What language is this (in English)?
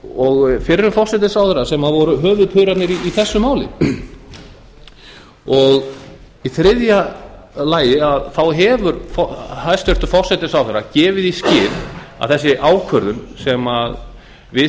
Icelandic